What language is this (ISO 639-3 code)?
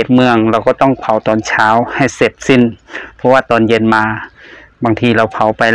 tha